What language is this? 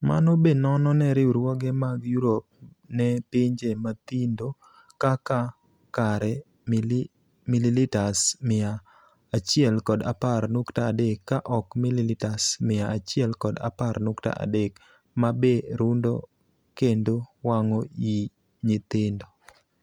Luo (Kenya and Tanzania)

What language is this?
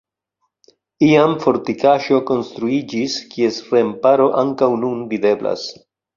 Esperanto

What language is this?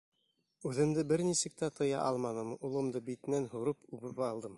Bashkir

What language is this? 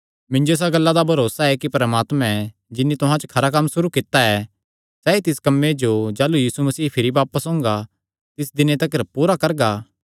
Kangri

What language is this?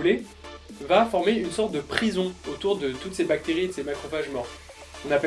French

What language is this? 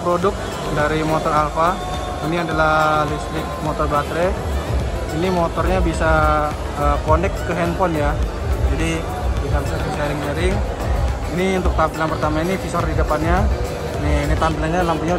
Indonesian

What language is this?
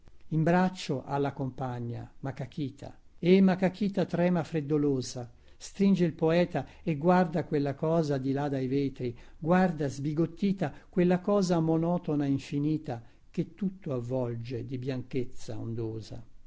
Italian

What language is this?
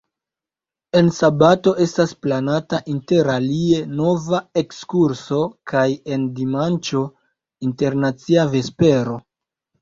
Esperanto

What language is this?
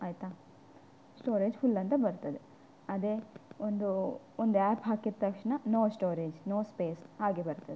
Kannada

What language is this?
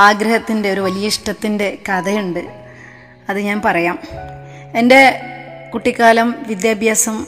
Malayalam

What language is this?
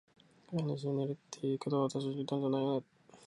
Japanese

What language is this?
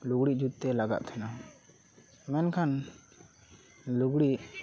Santali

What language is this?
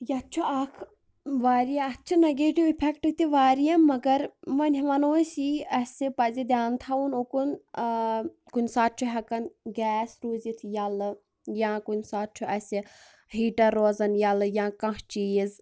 Kashmiri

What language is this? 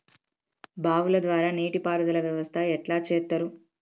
Telugu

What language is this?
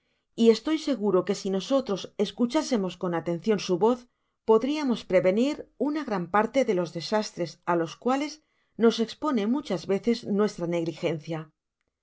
Spanish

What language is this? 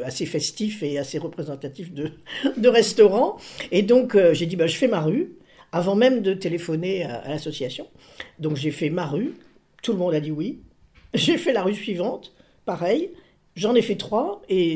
French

